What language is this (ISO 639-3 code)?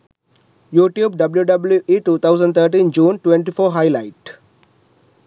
sin